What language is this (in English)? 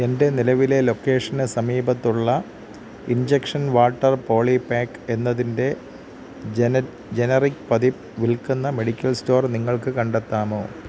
Malayalam